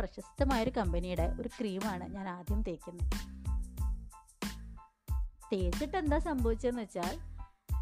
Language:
Malayalam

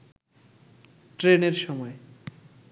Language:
Bangla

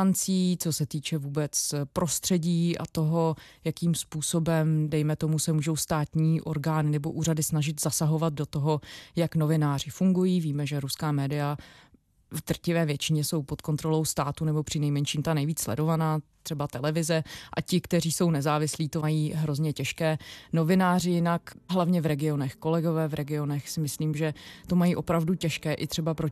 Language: Czech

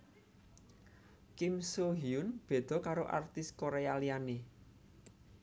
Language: Javanese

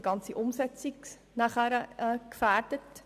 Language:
Swiss German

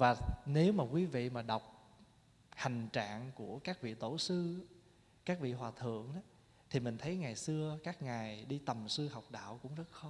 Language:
Vietnamese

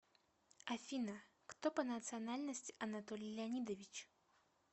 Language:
Russian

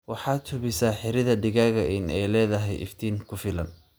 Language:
Somali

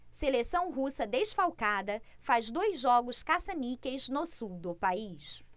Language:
Portuguese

